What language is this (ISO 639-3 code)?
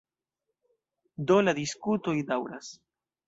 epo